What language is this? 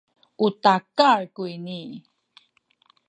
Sakizaya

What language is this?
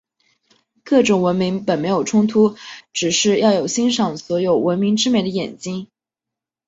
Chinese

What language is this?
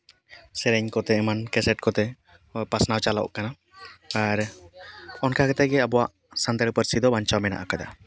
Santali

